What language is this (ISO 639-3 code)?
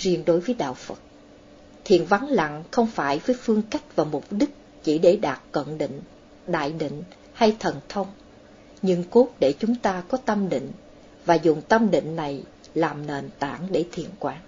vie